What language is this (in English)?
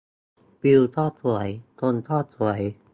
Thai